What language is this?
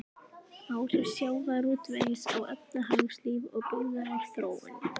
Icelandic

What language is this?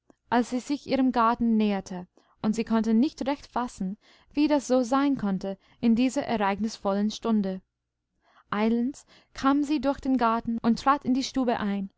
German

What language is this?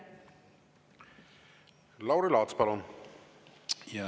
Estonian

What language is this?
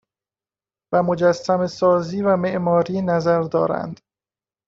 Persian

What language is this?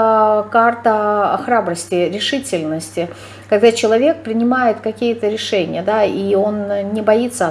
Russian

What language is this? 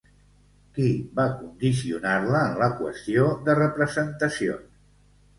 Catalan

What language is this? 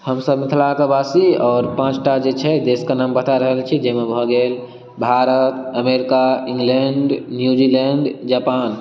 Maithili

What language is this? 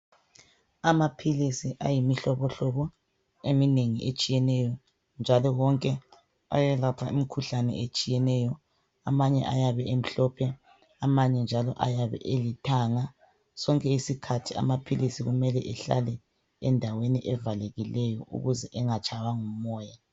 North Ndebele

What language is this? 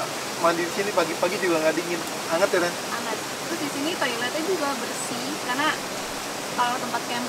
Indonesian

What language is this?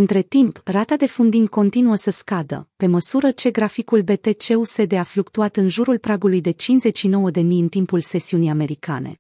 Romanian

